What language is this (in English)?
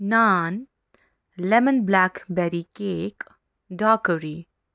Kashmiri